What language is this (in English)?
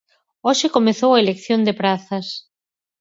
Galician